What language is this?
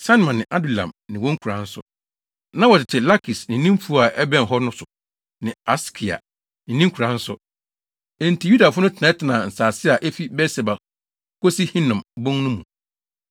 Akan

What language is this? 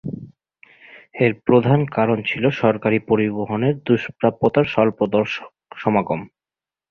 Bangla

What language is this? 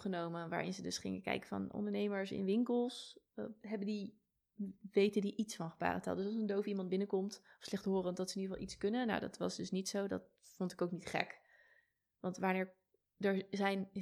Dutch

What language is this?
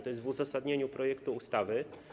Polish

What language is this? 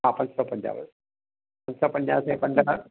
Sindhi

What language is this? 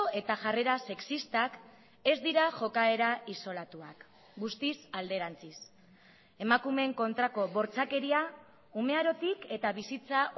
Basque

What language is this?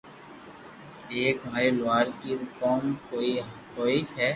Loarki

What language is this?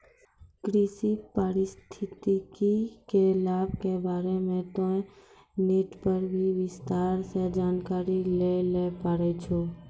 Maithili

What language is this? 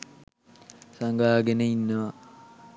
Sinhala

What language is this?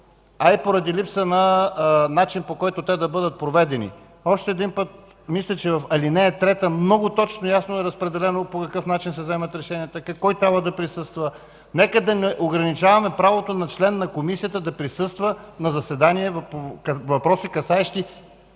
Bulgarian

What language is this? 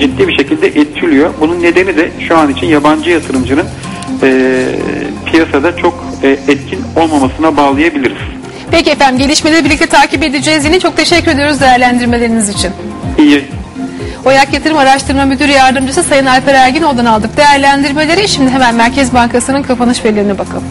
Turkish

